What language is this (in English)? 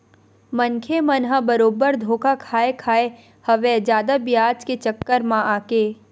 Chhattisgarhi